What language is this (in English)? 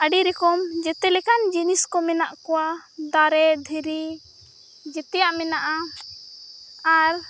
Santali